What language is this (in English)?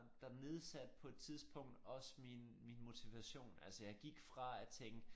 Danish